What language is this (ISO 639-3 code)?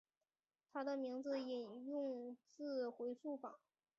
zho